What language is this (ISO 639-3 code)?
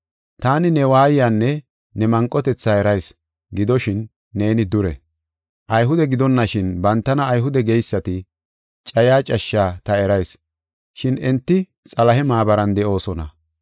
gof